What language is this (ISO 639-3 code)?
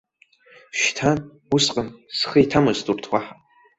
abk